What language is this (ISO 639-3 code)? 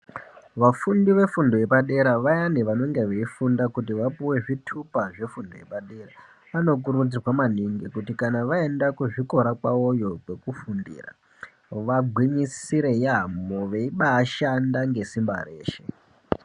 ndc